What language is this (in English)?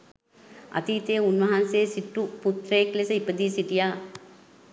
Sinhala